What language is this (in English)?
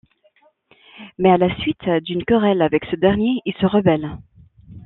French